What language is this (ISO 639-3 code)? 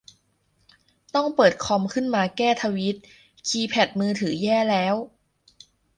tha